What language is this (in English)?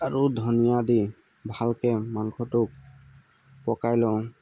Assamese